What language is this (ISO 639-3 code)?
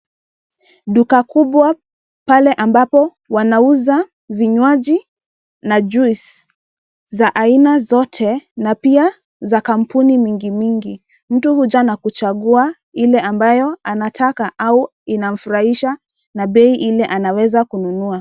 swa